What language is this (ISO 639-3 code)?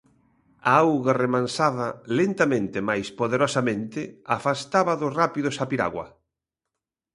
glg